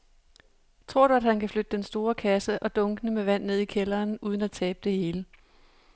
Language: Danish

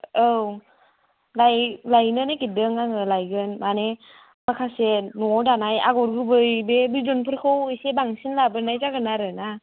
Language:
Bodo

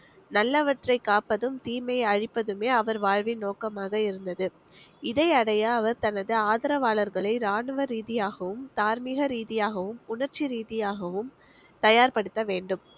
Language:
Tamil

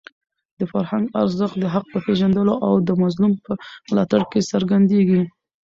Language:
Pashto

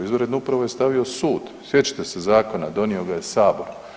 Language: Croatian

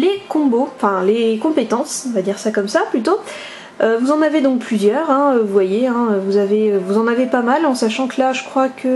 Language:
French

